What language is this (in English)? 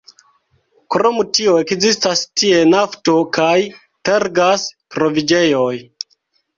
Esperanto